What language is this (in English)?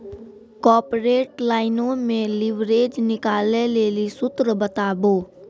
Maithili